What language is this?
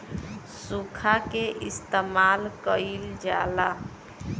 Bhojpuri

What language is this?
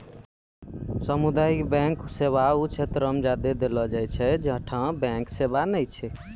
Maithili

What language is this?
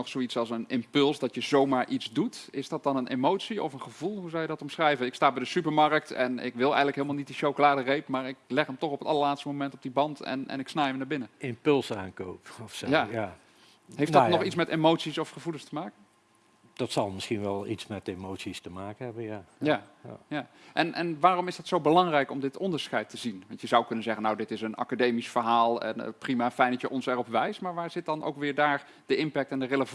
Dutch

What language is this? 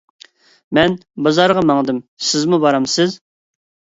Uyghur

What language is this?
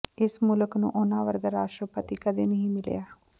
Punjabi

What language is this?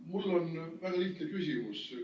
Estonian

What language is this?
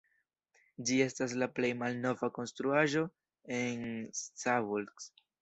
Esperanto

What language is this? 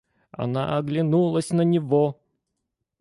Russian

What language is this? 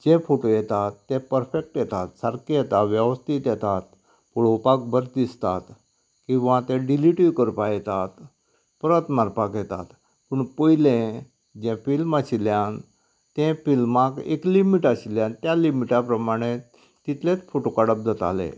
Konkani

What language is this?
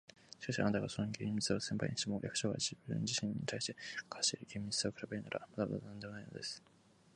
Japanese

